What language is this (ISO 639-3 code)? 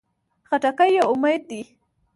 pus